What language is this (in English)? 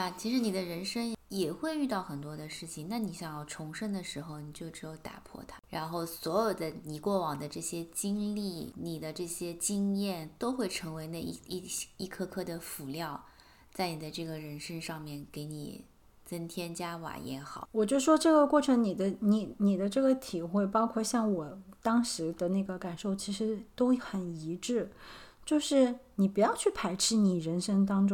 Chinese